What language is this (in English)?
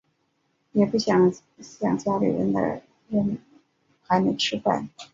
Chinese